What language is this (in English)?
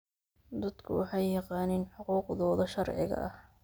Somali